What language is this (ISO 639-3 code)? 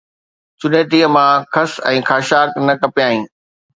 snd